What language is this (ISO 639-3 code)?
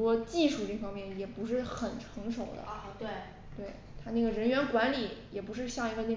zho